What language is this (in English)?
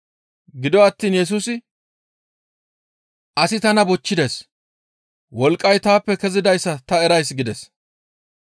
Gamo